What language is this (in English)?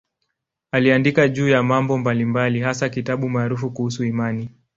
Swahili